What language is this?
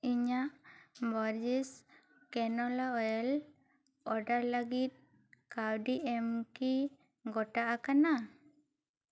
Santali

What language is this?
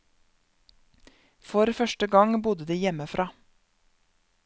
Norwegian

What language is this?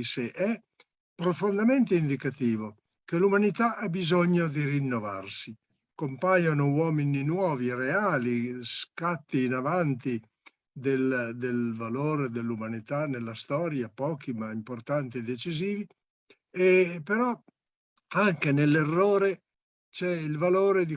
Italian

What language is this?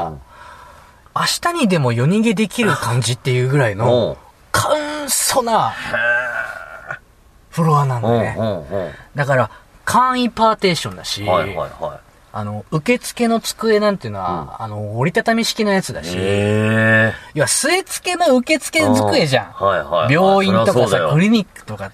Japanese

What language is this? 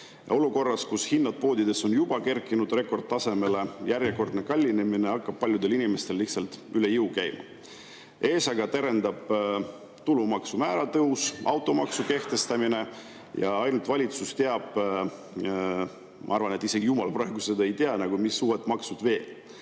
Estonian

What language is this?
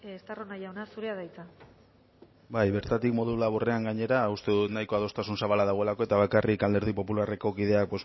Basque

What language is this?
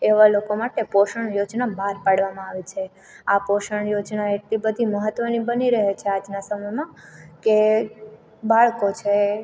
Gujarati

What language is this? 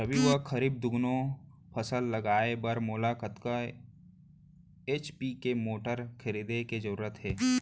Chhattisgarhi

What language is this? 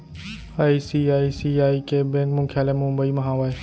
Chhattisgarhi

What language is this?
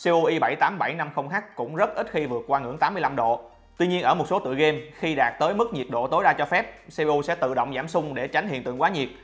Vietnamese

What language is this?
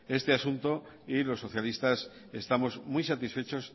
Spanish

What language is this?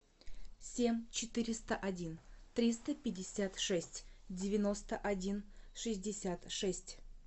Russian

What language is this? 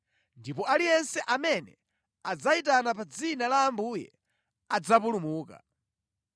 Nyanja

